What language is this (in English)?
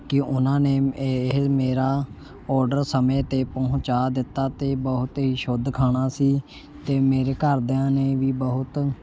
Punjabi